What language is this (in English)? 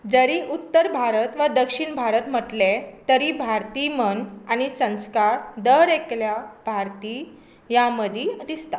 Konkani